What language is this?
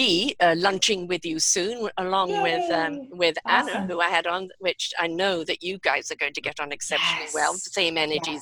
English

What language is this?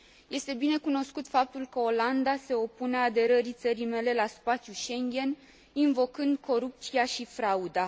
Romanian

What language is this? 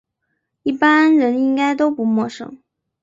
Chinese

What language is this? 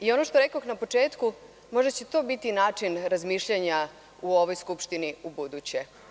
Serbian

